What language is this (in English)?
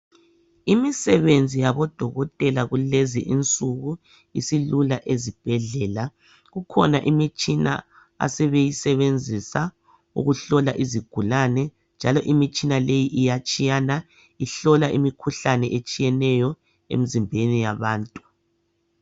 North Ndebele